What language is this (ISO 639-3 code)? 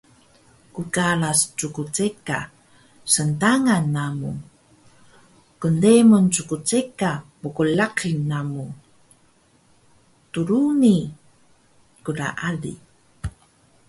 trv